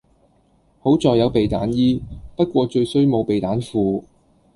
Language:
Cantonese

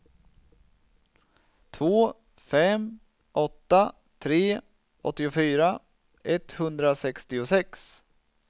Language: Swedish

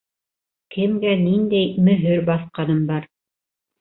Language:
Bashkir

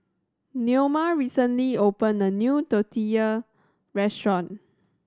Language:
English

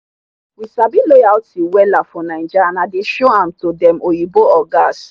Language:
Nigerian Pidgin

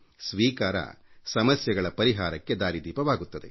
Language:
Kannada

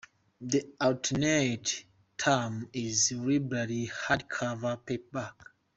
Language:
English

